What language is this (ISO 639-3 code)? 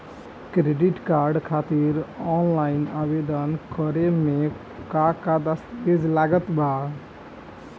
bho